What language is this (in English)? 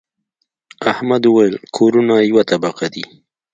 Pashto